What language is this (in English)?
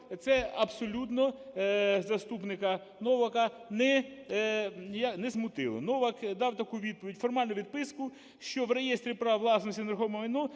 Ukrainian